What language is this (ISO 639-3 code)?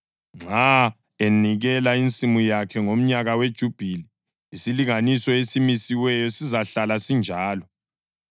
nde